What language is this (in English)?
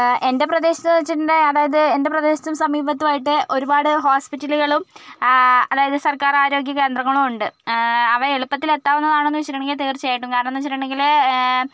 Malayalam